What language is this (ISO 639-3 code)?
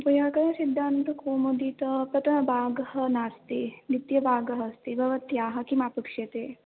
san